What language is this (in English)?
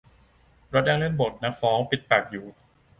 Thai